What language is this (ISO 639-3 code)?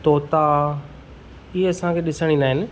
snd